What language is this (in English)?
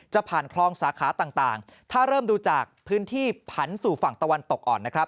Thai